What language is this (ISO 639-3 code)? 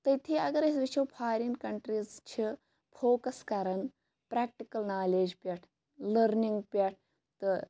kas